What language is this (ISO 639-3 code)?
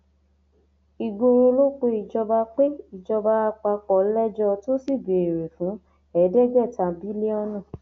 yor